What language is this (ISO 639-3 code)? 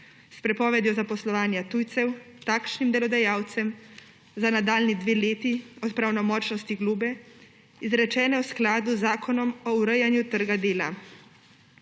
slv